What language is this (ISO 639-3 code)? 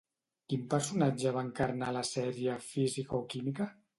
cat